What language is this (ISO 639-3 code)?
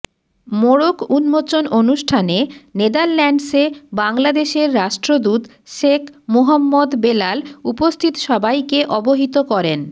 ben